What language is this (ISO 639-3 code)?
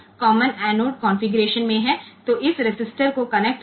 guj